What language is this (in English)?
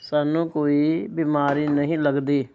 Punjabi